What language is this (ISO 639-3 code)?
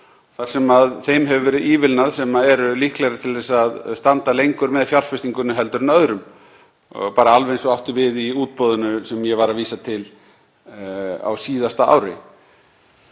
isl